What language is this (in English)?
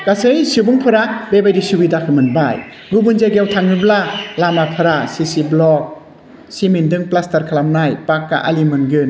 Bodo